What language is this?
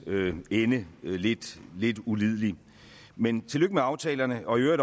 Danish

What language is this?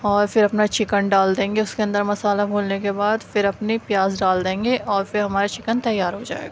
Urdu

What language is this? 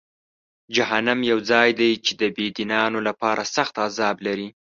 Pashto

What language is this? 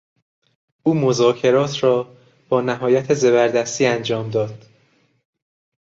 Persian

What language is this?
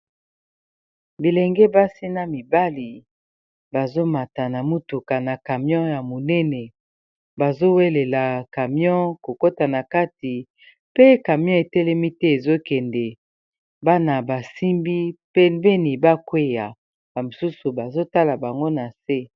Lingala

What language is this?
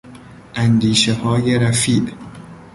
Persian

